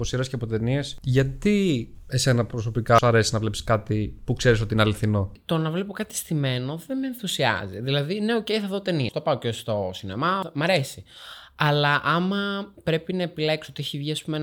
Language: Greek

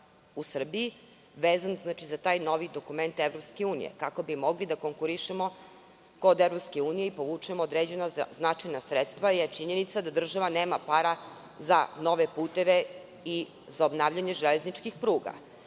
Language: Serbian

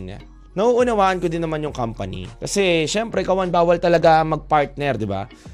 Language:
Filipino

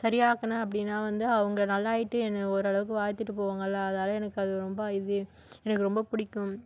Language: Tamil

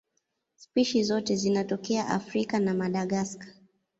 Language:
Swahili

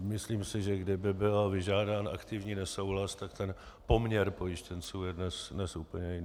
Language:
Czech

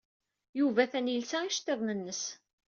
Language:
Kabyle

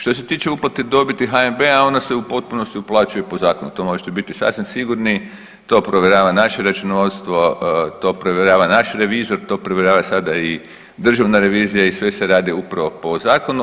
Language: Croatian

